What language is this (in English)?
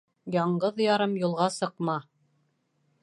Bashkir